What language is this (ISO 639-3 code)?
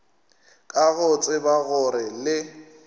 nso